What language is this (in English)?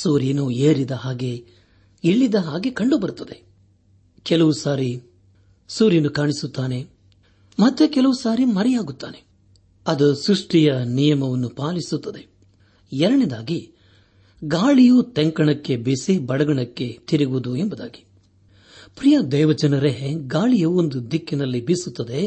Kannada